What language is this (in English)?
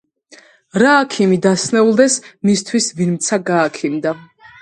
Georgian